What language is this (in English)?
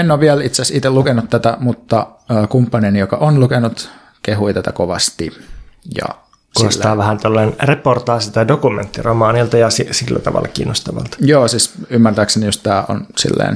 Finnish